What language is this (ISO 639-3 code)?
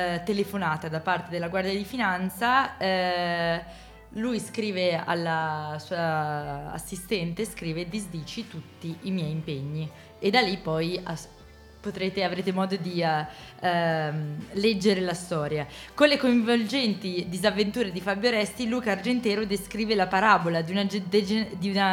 ita